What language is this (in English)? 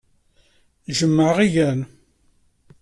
Kabyle